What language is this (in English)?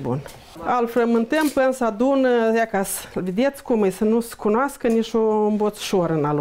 Romanian